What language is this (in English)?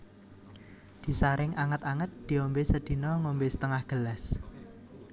Javanese